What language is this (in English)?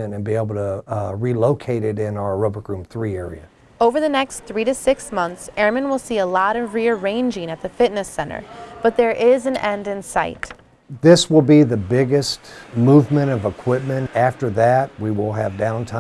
English